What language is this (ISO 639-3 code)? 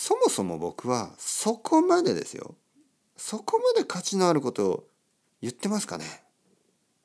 jpn